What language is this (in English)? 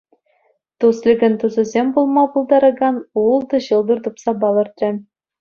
Chuvash